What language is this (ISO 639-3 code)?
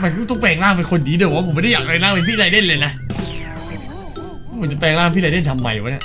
tha